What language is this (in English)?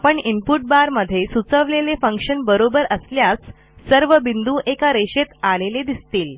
Marathi